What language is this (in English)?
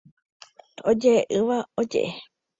Guarani